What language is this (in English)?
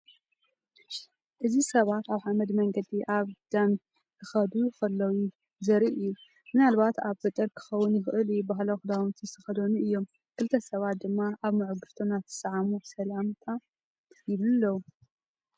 Tigrinya